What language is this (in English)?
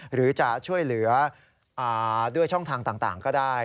Thai